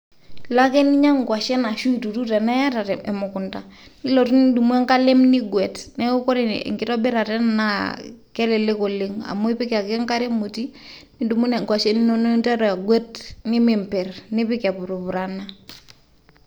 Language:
Masai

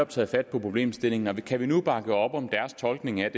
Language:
Danish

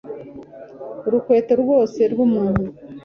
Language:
Kinyarwanda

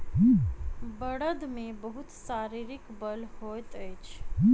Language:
Maithili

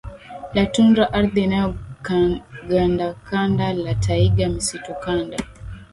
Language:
Swahili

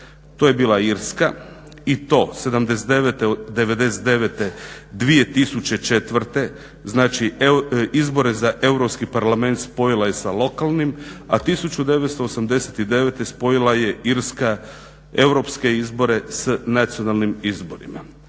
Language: Croatian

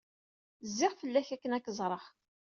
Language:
Kabyle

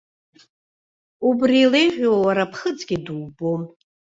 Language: Abkhazian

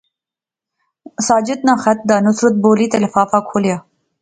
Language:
Pahari-Potwari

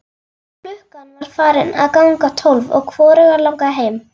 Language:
Icelandic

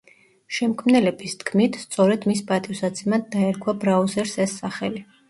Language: Georgian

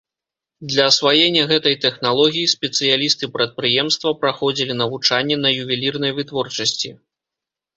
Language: Belarusian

